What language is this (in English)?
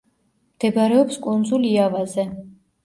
Georgian